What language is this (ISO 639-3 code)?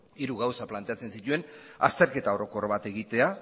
eus